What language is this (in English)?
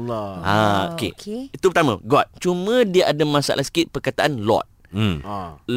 Malay